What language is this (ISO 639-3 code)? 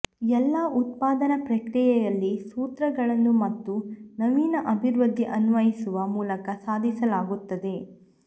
kan